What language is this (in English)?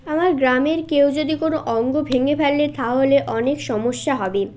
Bangla